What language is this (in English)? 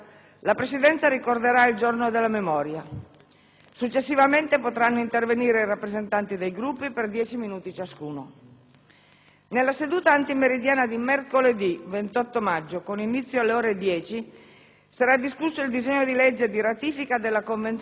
Italian